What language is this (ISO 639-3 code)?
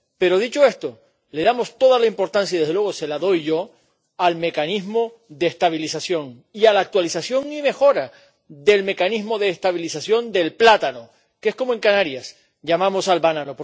spa